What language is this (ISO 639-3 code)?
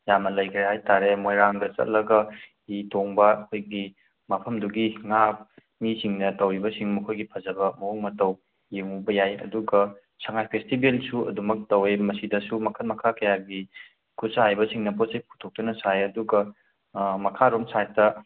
mni